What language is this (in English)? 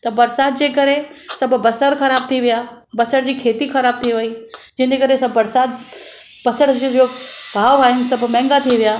Sindhi